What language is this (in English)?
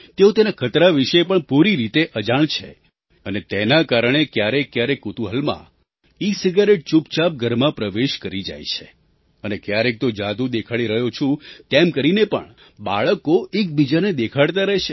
Gujarati